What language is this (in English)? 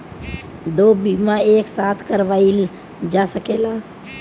Bhojpuri